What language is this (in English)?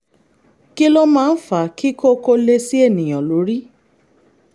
Yoruba